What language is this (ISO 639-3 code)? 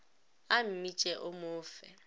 nso